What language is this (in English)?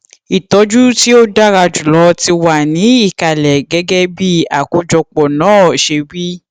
Yoruba